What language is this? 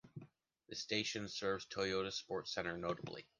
English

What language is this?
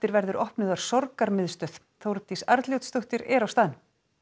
Icelandic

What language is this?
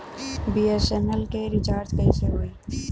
Bhojpuri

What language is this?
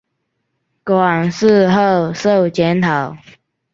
Chinese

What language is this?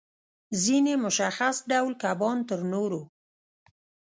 Pashto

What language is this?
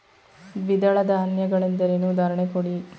Kannada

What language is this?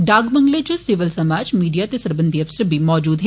Dogri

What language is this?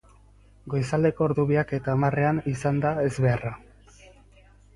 Basque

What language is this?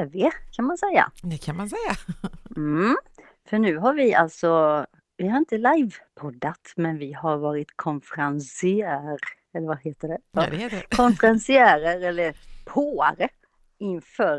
Swedish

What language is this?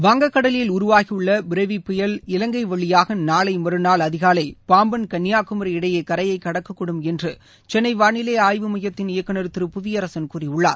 Tamil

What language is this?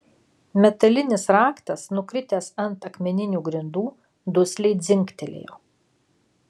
Lithuanian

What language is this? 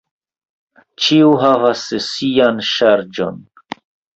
Esperanto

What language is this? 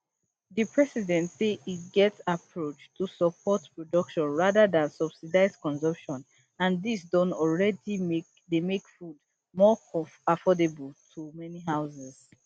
Nigerian Pidgin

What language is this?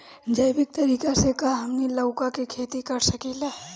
Bhojpuri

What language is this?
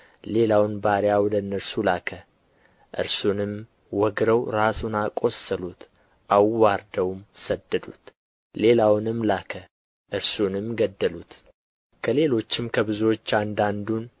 Amharic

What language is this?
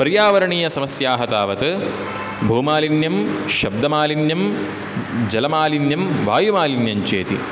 Sanskrit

